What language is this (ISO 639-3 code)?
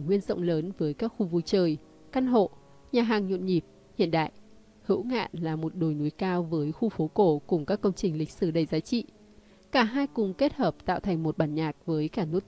vie